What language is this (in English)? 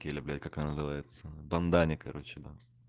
Russian